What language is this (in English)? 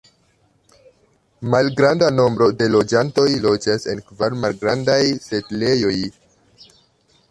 Esperanto